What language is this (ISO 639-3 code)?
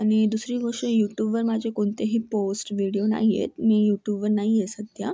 mar